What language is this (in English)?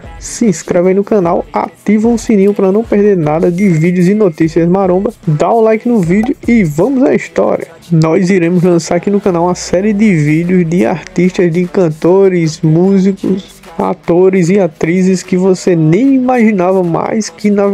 Portuguese